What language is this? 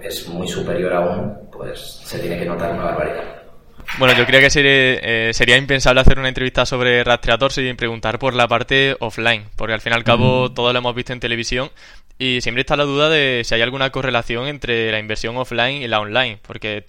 Spanish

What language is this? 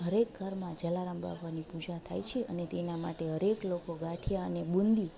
Gujarati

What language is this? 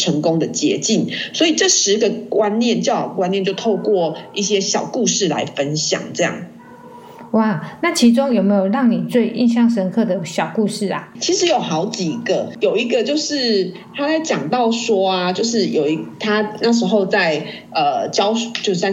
Chinese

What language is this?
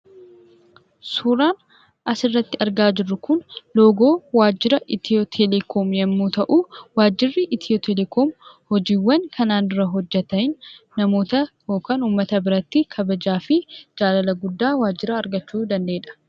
Oromo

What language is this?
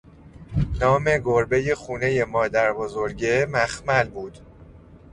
Persian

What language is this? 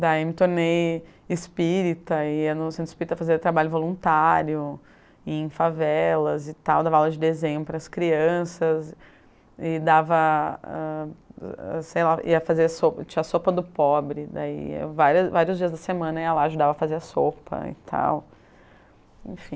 Portuguese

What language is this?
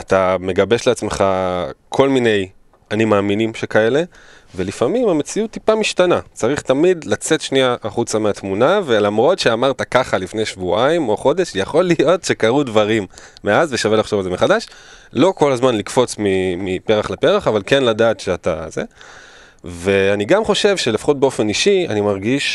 Hebrew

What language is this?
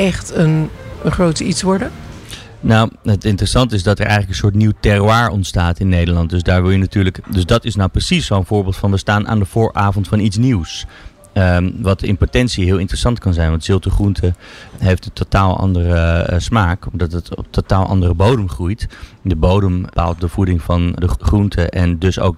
Dutch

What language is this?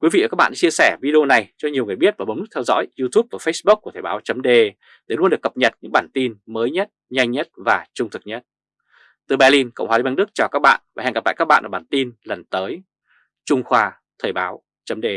Vietnamese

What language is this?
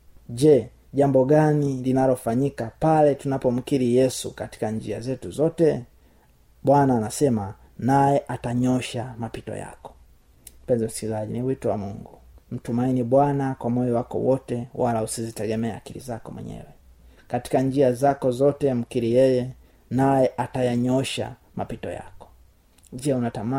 Swahili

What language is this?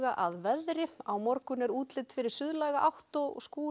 Icelandic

